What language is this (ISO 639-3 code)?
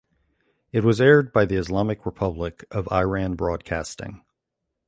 eng